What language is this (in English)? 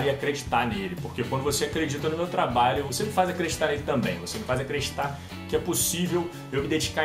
Portuguese